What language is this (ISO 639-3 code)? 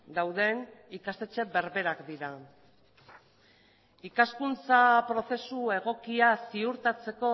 eus